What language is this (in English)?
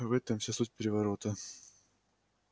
Russian